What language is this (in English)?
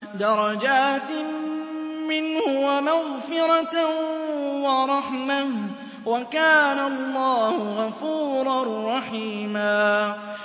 Arabic